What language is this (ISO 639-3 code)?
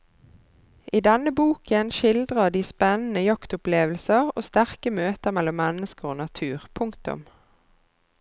nor